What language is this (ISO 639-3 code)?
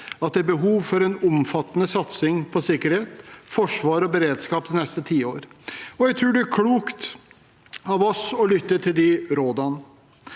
nor